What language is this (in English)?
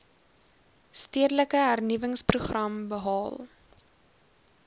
Afrikaans